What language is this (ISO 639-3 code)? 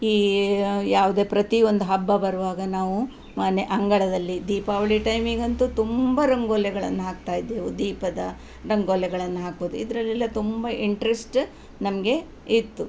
kan